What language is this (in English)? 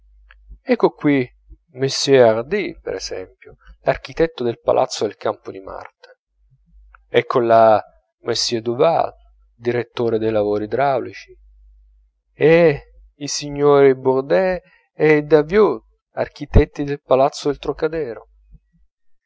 Italian